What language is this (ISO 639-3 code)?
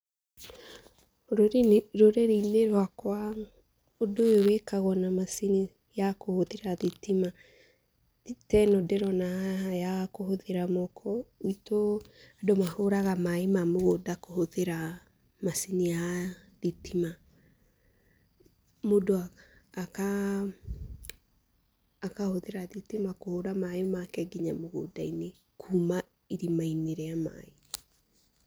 kik